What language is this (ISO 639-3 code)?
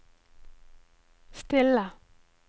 nor